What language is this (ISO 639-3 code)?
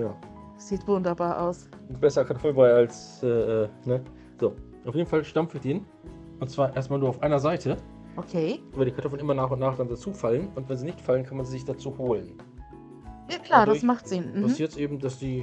deu